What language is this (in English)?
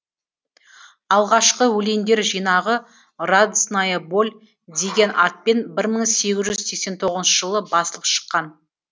Kazakh